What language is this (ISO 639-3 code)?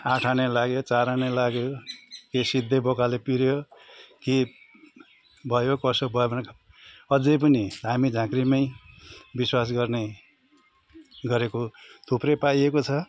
nep